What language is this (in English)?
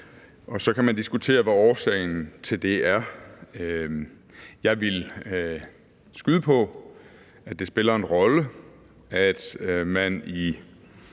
Danish